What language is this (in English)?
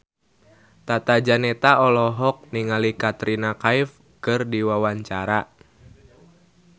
Sundanese